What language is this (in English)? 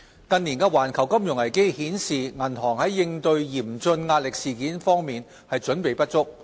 Cantonese